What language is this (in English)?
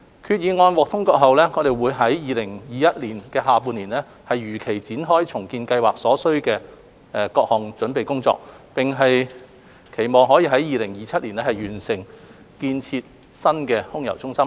Cantonese